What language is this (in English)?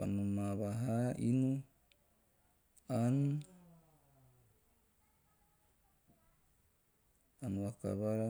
Teop